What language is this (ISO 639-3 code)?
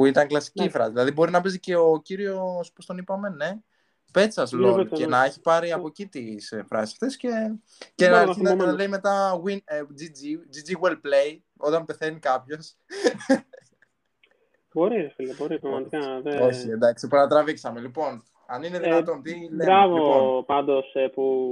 ell